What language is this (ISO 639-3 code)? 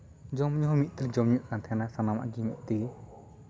sat